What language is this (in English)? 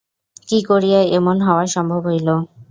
Bangla